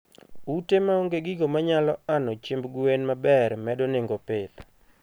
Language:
Luo (Kenya and Tanzania)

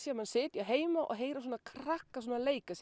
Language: Icelandic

